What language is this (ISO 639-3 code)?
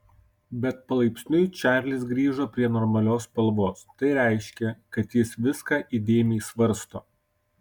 lit